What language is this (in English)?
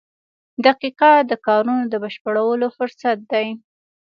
Pashto